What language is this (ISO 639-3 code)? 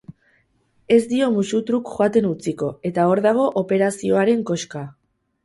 eus